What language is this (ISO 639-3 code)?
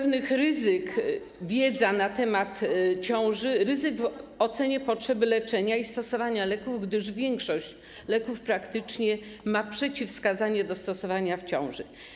pol